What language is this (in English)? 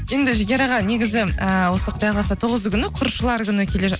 Kazakh